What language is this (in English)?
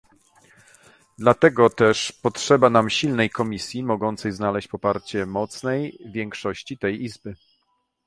Polish